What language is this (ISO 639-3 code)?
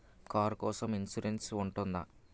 tel